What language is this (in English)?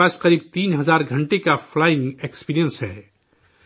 Urdu